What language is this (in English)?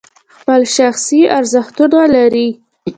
Pashto